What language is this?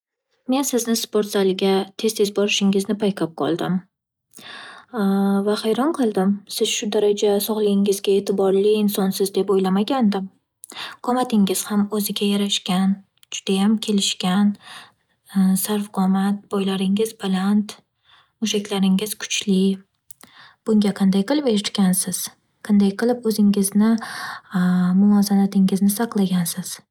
Uzbek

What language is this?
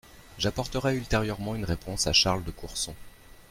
French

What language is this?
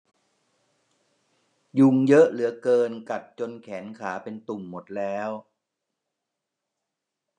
Thai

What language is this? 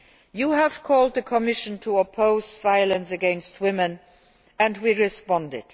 English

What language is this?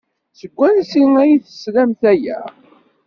Kabyle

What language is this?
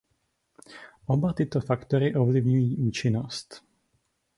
Czech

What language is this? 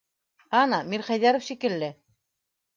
Bashkir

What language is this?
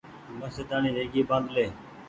Goaria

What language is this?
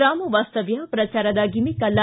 Kannada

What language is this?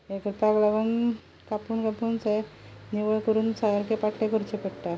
Konkani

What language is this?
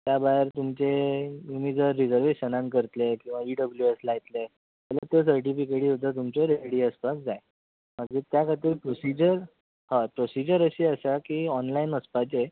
Konkani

